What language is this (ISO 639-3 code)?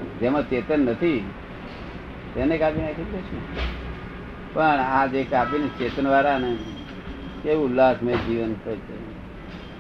guj